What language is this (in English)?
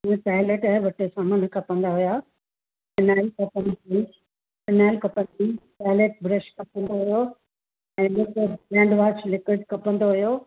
Sindhi